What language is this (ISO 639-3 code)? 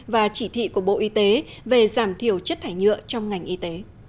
vie